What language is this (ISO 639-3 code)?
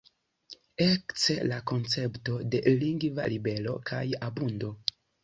epo